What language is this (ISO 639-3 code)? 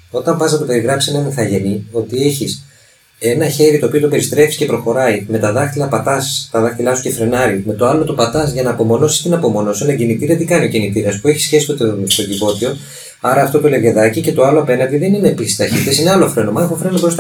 ell